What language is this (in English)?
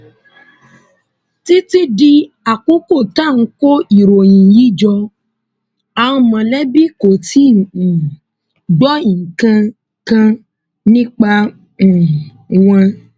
Yoruba